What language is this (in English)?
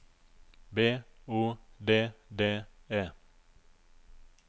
Norwegian